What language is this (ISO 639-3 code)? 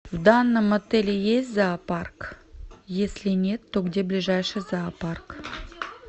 rus